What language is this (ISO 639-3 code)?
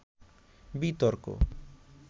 ben